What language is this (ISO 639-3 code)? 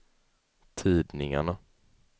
swe